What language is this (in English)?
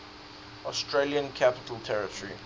English